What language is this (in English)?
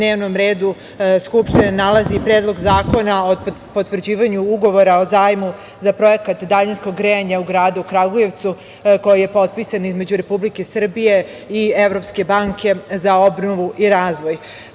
Serbian